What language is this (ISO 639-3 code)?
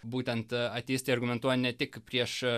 lit